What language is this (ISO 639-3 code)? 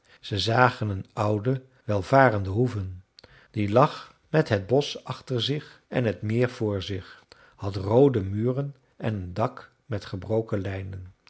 nld